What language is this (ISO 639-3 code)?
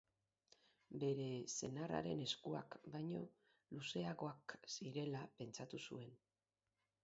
eus